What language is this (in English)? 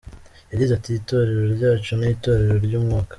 Kinyarwanda